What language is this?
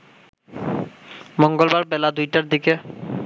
Bangla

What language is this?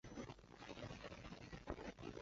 Chinese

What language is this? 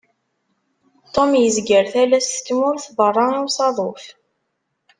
Kabyle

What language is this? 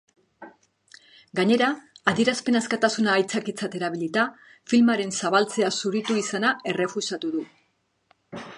Basque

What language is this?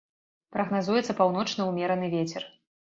Belarusian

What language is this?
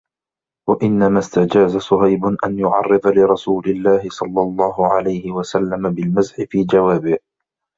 Arabic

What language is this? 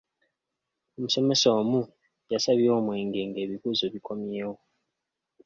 Ganda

